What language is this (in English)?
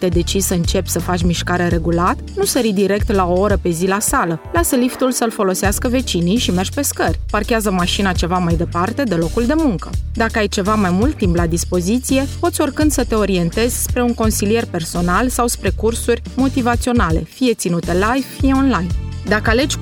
Romanian